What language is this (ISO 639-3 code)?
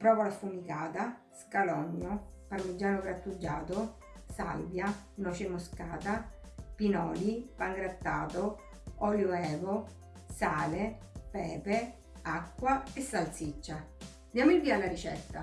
ita